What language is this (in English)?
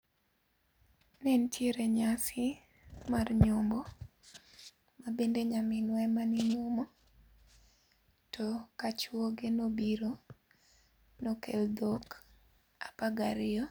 Luo (Kenya and Tanzania)